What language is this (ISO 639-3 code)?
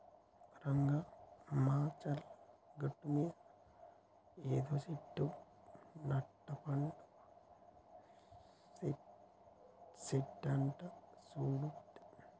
tel